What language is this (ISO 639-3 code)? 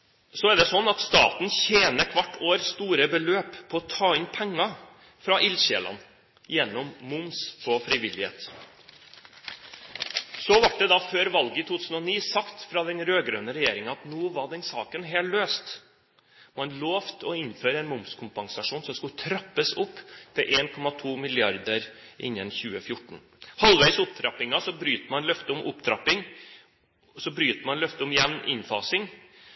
nob